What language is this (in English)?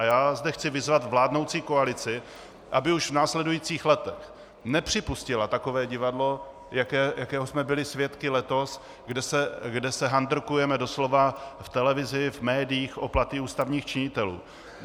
Czech